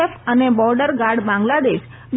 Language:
Gujarati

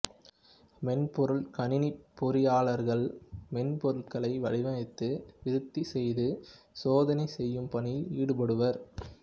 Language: Tamil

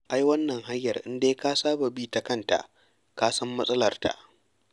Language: Hausa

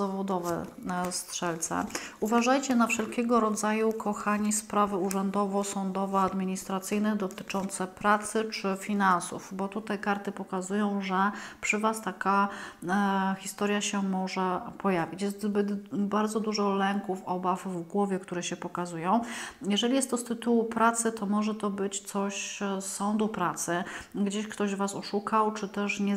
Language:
Polish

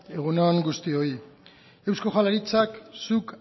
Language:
Basque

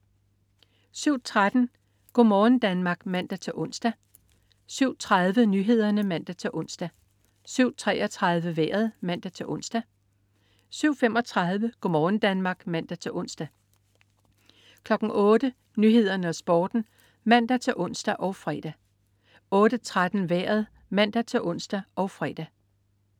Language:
Danish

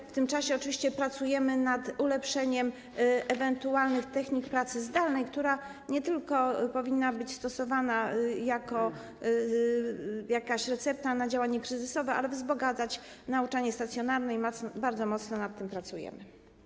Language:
Polish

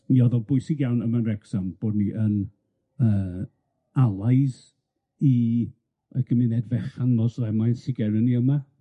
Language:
Welsh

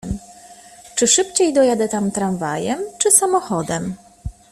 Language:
Polish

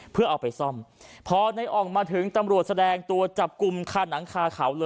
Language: Thai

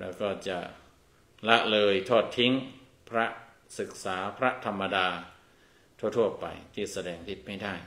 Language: Thai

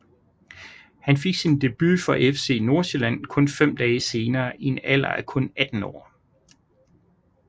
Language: Danish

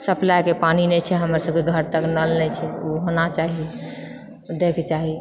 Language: Maithili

